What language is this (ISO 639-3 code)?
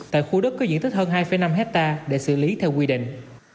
vie